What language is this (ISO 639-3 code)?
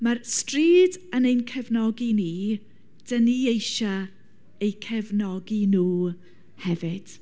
cym